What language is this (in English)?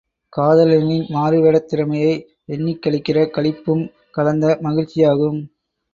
Tamil